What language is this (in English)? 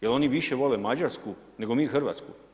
Croatian